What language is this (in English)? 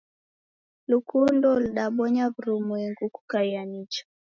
Taita